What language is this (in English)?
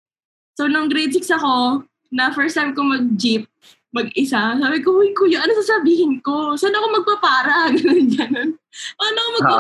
Filipino